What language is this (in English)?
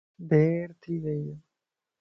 Lasi